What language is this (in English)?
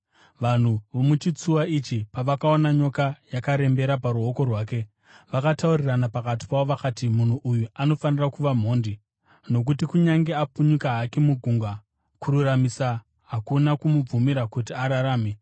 Shona